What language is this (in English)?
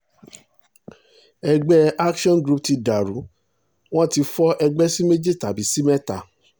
Yoruba